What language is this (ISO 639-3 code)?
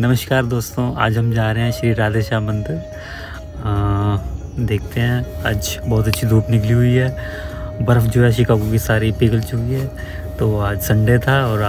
ara